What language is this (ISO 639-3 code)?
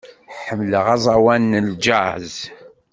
kab